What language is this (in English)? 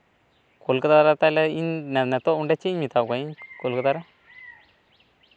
Santali